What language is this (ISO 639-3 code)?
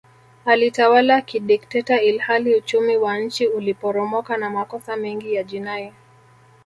swa